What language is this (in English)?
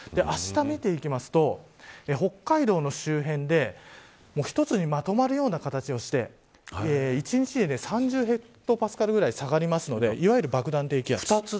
Japanese